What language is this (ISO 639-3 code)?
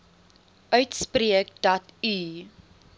afr